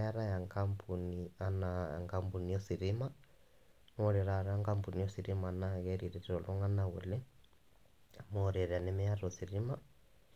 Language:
Masai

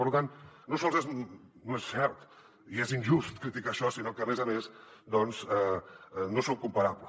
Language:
Catalan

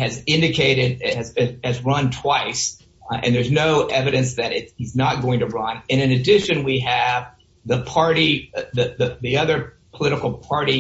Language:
English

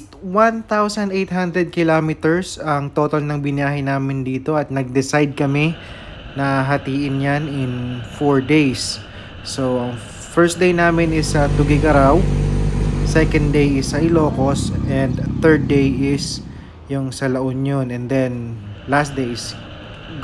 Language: Filipino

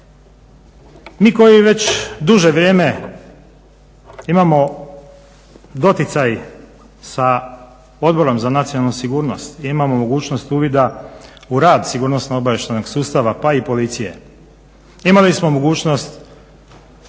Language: Croatian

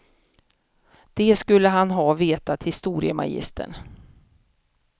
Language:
Swedish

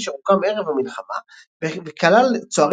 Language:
Hebrew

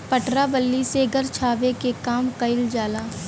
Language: Bhojpuri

